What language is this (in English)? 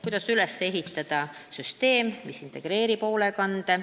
Estonian